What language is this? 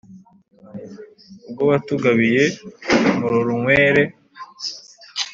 Kinyarwanda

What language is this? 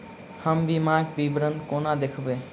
Maithili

